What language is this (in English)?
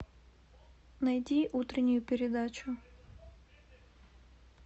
Russian